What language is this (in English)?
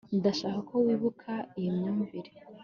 Kinyarwanda